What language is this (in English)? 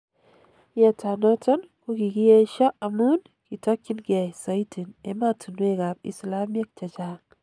Kalenjin